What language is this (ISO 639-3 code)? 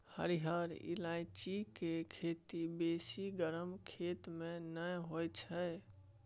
mai